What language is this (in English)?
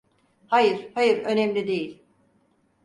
Turkish